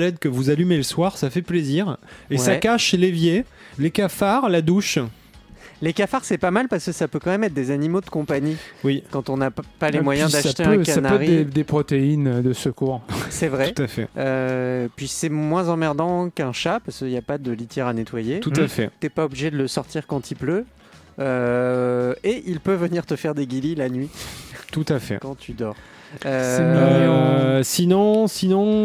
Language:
French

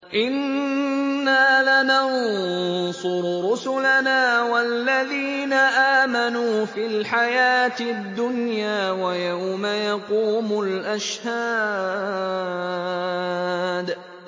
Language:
Arabic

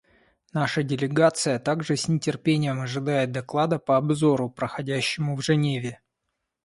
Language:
Russian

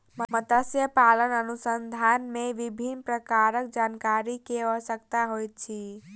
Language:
Maithili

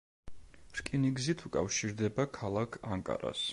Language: Georgian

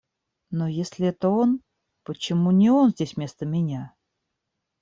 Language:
Russian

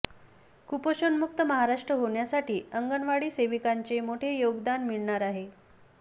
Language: Marathi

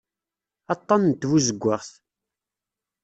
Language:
Kabyle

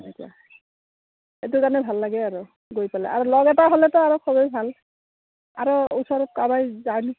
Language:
Assamese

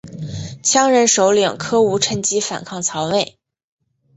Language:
Chinese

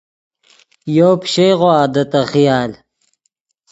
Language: Yidgha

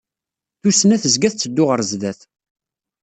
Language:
Kabyle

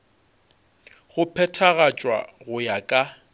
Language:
Northern Sotho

